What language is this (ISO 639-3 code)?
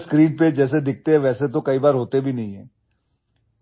ori